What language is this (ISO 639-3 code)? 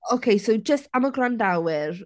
cym